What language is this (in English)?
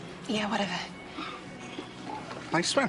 Welsh